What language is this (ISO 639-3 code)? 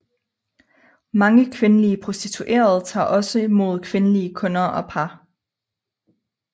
dan